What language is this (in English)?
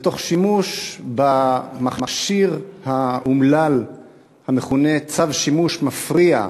Hebrew